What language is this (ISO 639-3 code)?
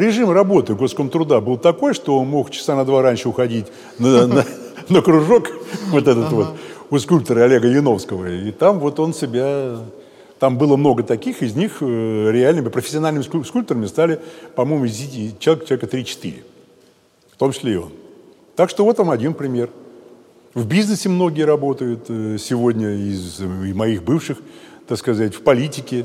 rus